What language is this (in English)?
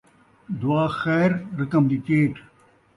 Saraiki